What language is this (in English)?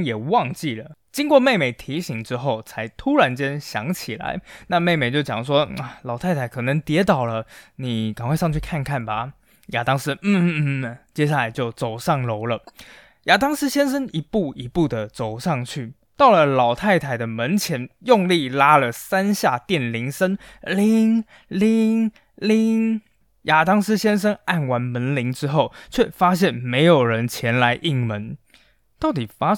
Chinese